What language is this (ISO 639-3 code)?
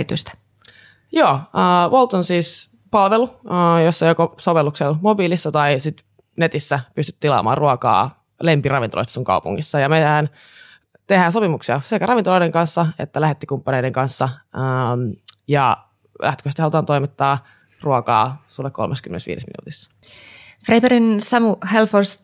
fin